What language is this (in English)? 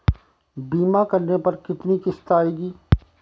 Hindi